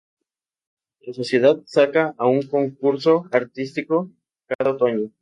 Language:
Spanish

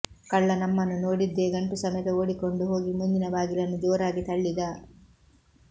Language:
Kannada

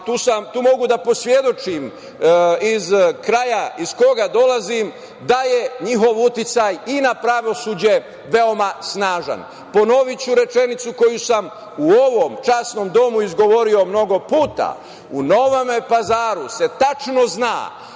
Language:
Serbian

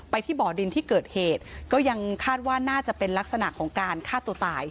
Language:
Thai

